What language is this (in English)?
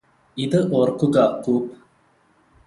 Malayalam